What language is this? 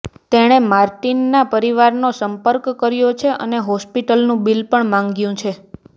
Gujarati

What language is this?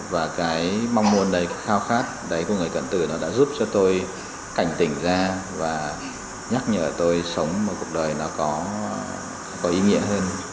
Vietnamese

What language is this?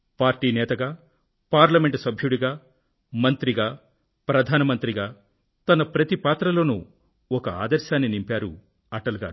Telugu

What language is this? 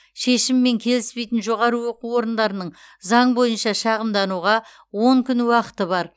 Kazakh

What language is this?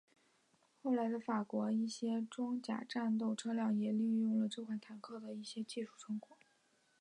Chinese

